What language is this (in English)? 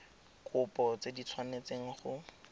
Tswana